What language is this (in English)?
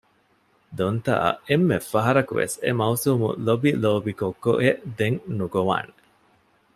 Divehi